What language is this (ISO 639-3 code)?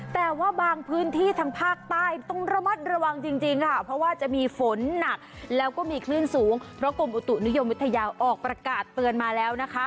tha